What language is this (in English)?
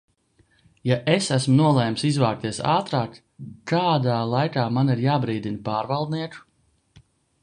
Latvian